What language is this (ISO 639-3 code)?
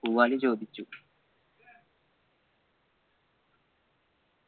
mal